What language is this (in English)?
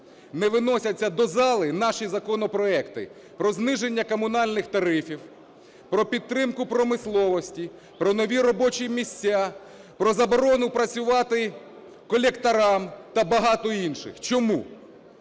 Ukrainian